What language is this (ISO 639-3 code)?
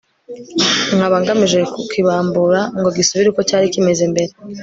kin